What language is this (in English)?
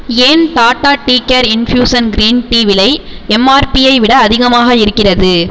Tamil